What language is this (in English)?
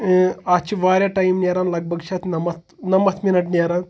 Kashmiri